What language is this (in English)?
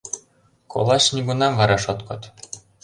Mari